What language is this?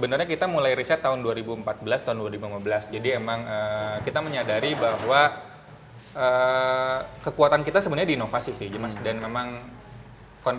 Indonesian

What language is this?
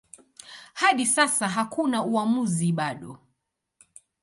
Swahili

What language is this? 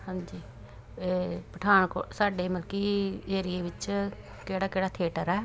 Punjabi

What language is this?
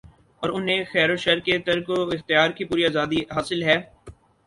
Urdu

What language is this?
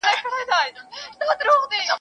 Pashto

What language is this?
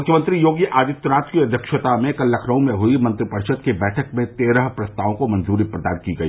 Hindi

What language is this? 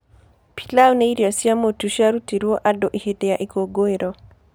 Kikuyu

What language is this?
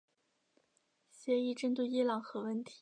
Chinese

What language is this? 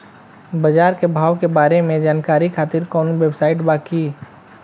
Bhojpuri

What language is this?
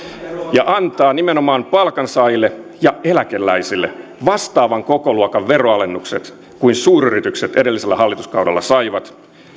Finnish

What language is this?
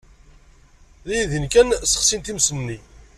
Kabyle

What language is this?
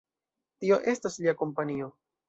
Esperanto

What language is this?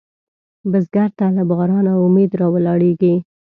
Pashto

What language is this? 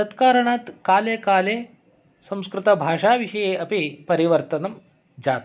Sanskrit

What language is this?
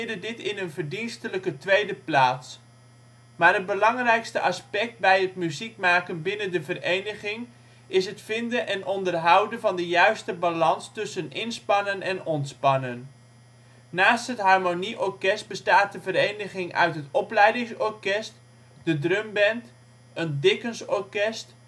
Dutch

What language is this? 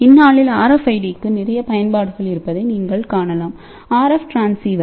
Tamil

